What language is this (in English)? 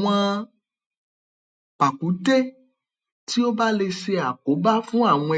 Yoruba